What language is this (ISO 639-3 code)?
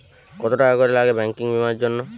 ben